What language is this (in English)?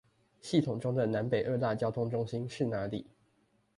Chinese